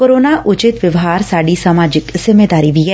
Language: Punjabi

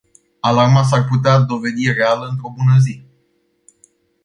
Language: Romanian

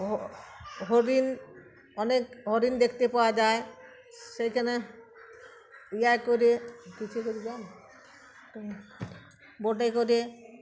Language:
Bangla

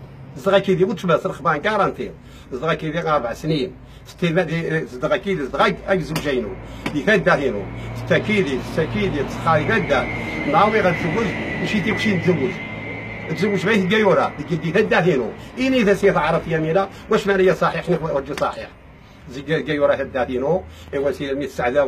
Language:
Arabic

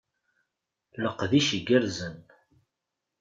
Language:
Kabyle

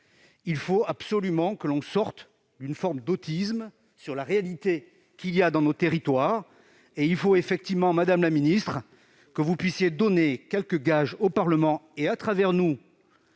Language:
French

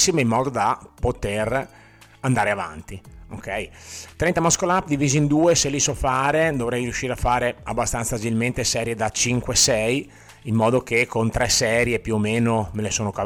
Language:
Italian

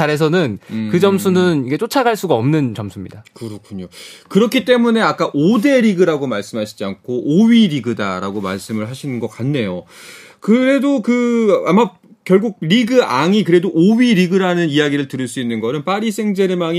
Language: Korean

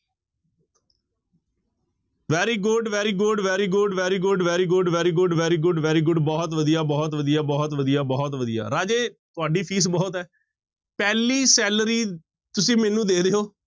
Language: Punjabi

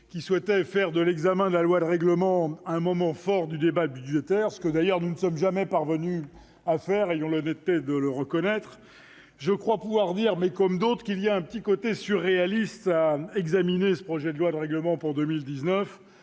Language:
French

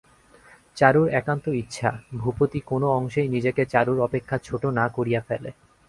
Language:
Bangla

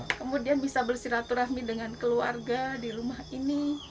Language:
Indonesian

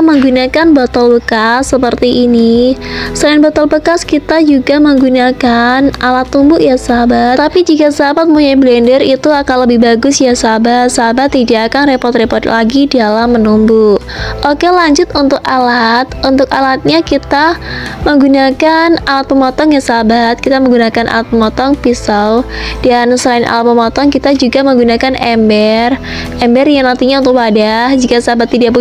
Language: Indonesian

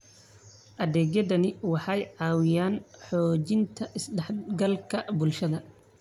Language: Somali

